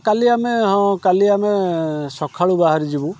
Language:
Odia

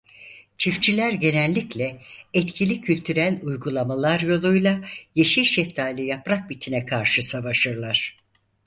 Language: Turkish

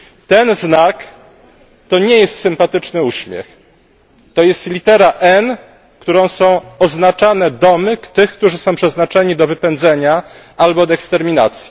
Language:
Polish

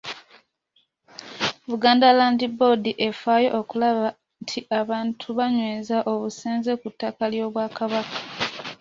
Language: Ganda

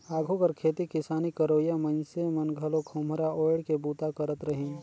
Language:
Chhattisgarhi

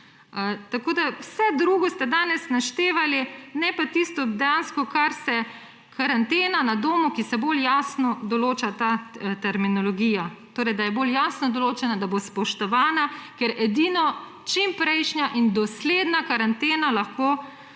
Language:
Slovenian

